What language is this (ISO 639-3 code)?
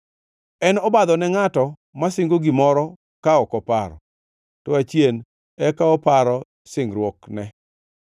luo